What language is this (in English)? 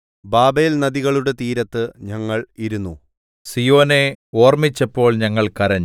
Malayalam